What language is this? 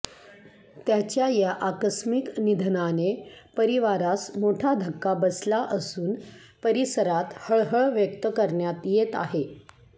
Marathi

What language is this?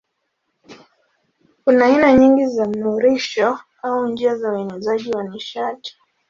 Swahili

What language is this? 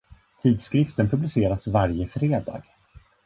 Swedish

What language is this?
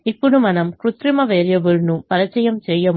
Telugu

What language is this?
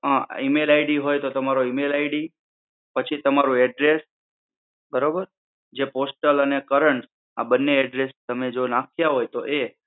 Gujarati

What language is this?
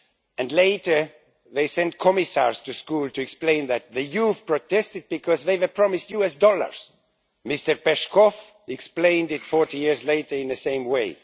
English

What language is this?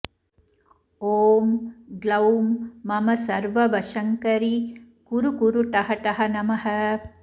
Sanskrit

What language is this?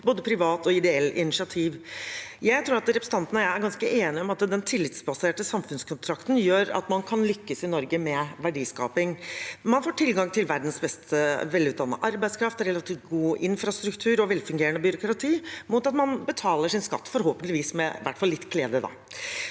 Norwegian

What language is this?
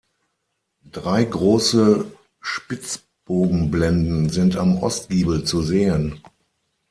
German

